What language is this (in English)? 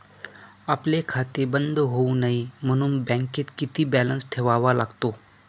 Marathi